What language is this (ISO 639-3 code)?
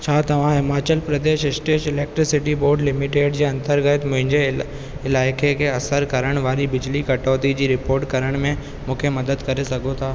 snd